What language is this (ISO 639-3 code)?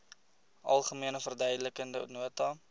afr